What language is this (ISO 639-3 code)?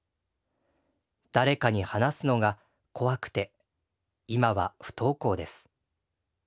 jpn